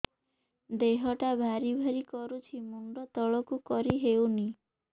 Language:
Odia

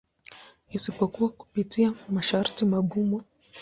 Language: Swahili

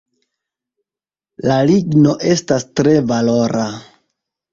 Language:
Esperanto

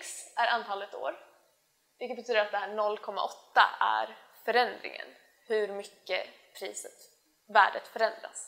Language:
Swedish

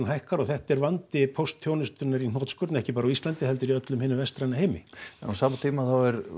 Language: Icelandic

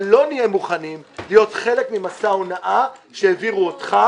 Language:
Hebrew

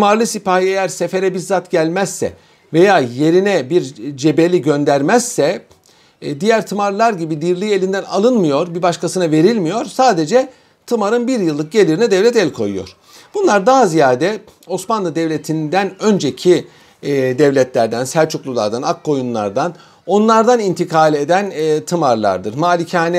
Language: Turkish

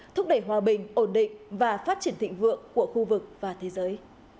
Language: Vietnamese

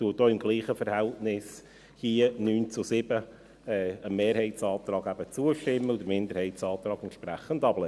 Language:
Swiss German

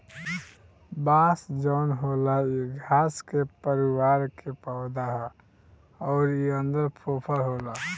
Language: Bhojpuri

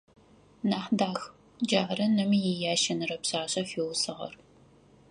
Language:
Adyghe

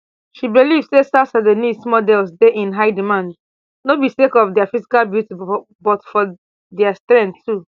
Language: Nigerian Pidgin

